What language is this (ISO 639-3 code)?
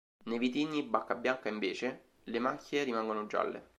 ita